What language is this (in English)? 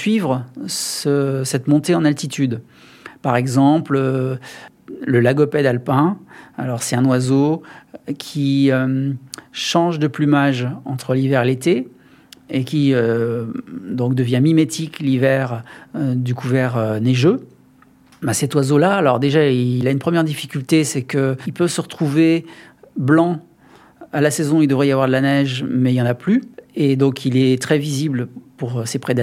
French